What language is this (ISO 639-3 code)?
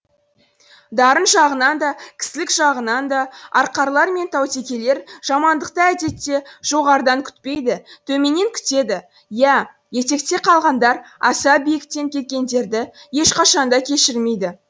kaz